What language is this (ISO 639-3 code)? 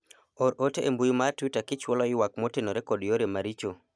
luo